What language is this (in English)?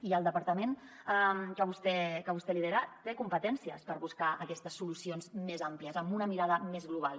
Catalan